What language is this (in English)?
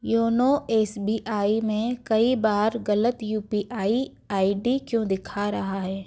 Hindi